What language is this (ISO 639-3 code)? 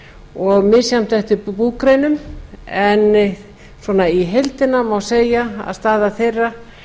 isl